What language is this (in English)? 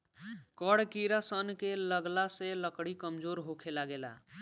Bhojpuri